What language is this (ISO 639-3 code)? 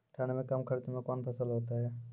mai